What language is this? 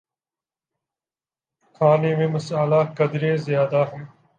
Urdu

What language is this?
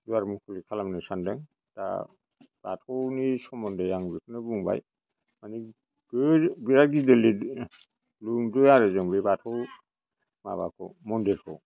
Bodo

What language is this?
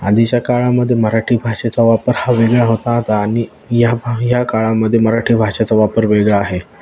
Marathi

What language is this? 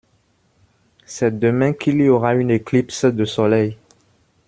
French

